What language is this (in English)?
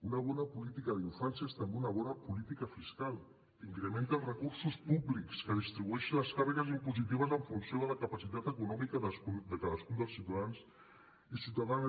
Catalan